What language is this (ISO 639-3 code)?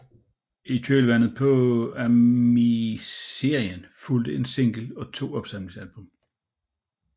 dan